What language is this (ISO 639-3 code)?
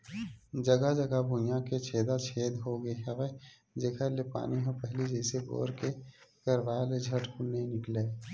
hne